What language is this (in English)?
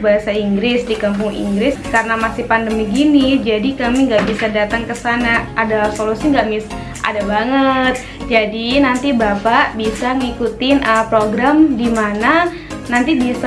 Indonesian